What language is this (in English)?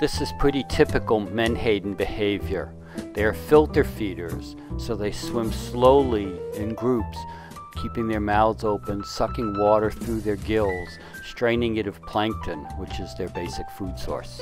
English